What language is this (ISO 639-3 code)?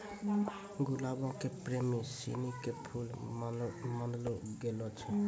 mai